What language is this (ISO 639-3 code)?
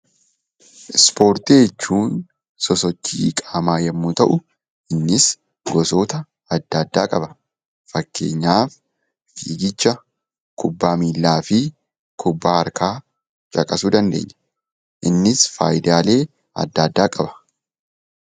orm